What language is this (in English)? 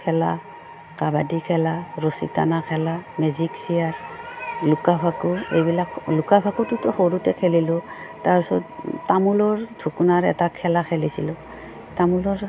Assamese